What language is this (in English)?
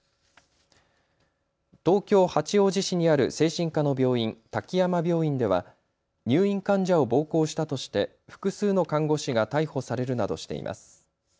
Japanese